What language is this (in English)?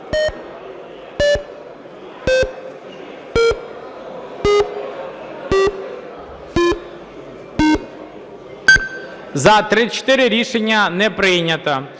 Ukrainian